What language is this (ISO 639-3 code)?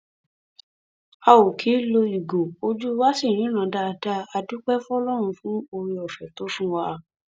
yor